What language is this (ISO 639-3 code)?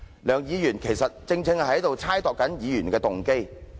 yue